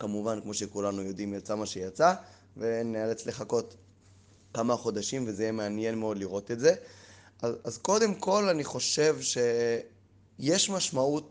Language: Hebrew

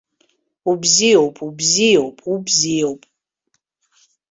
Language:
Abkhazian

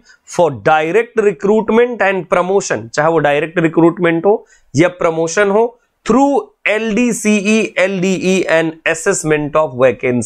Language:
Hindi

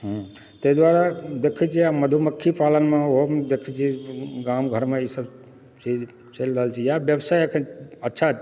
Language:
Maithili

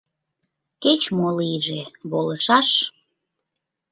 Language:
Mari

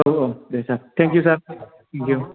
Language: Bodo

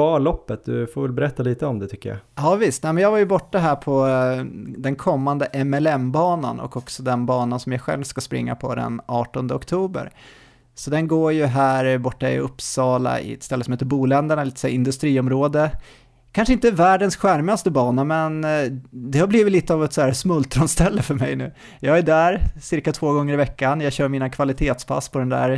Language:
Swedish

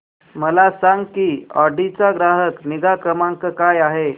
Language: Marathi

